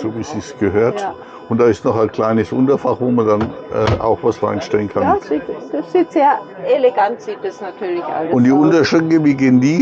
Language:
German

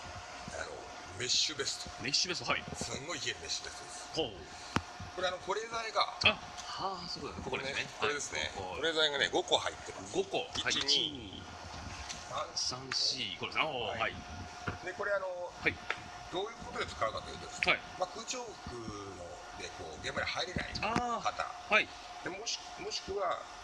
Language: Japanese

